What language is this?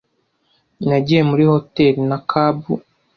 Kinyarwanda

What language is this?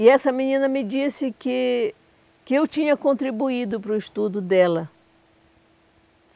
Portuguese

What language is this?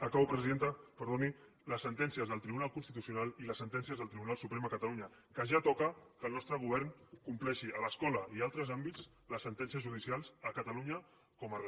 Catalan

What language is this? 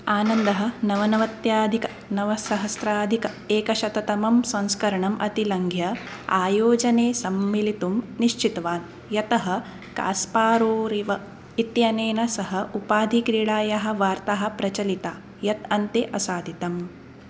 Sanskrit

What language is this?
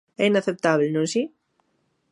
Galician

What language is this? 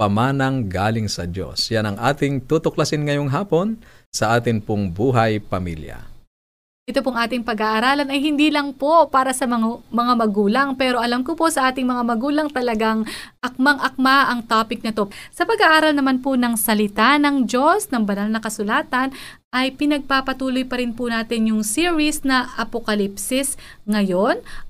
Filipino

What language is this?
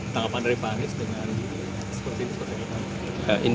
Indonesian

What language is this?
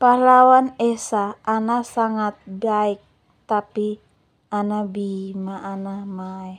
Termanu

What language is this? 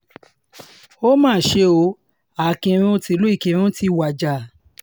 Yoruba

